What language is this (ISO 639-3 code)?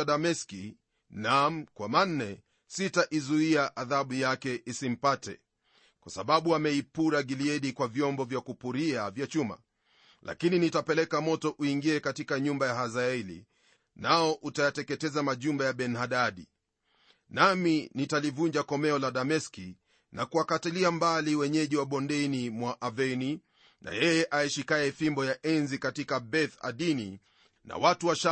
swa